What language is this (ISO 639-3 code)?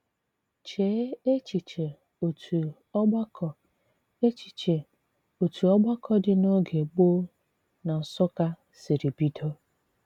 ibo